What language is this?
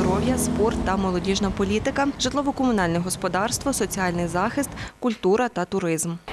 Ukrainian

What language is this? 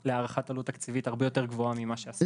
Hebrew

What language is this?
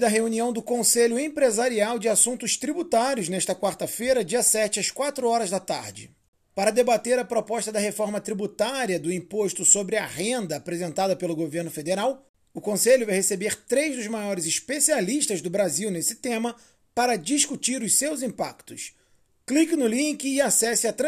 Portuguese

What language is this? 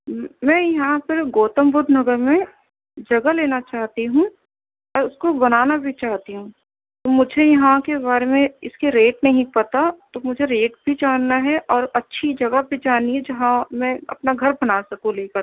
Urdu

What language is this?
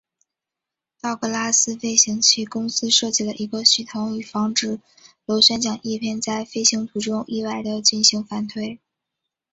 Chinese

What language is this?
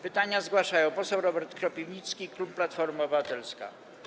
Polish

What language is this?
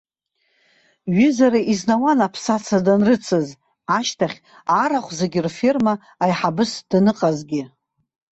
Abkhazian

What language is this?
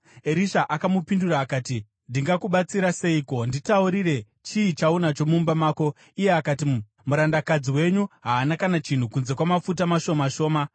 Shona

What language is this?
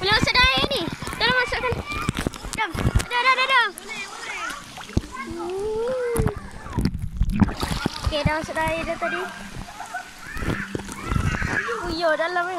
Malay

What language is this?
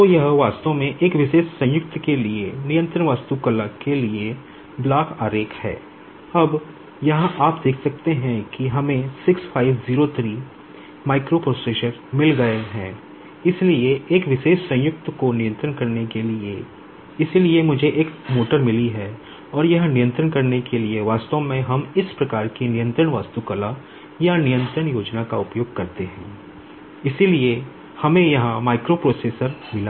Hindi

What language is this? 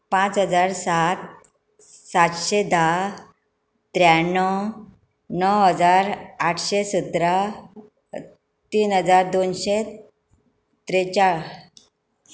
Konkani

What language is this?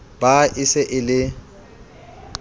Southern Sotho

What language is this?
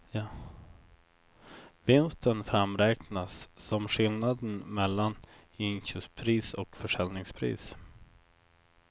Swedish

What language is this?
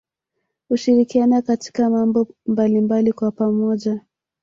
Swahili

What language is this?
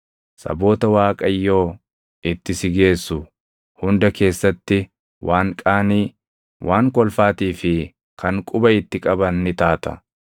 Oromo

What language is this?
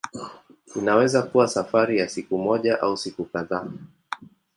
Swahili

